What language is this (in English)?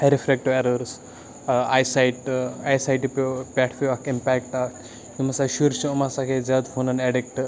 Kashmiri